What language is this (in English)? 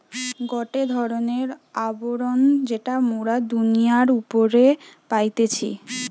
Bangla